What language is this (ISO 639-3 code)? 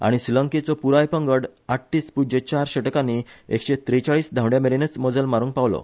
kok